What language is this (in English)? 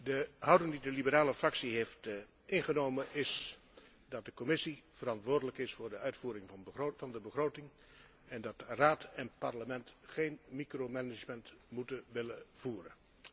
Dutch